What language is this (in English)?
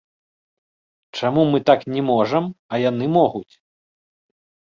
Belarusian